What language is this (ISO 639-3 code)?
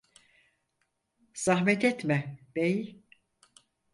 tur